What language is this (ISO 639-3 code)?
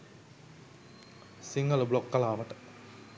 sin